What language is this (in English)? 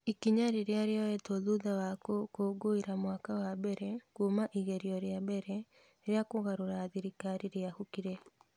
Kikuyu